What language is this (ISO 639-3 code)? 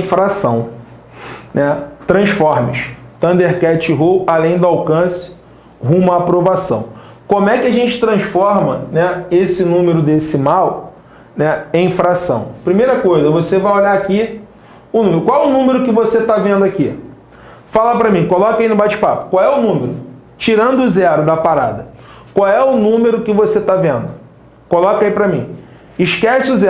por